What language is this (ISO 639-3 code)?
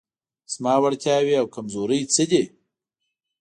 pus